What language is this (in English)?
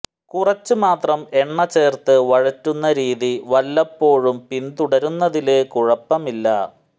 Malayalam